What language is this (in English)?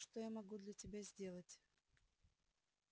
Russian